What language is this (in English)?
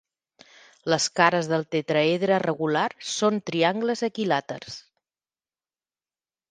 Catalan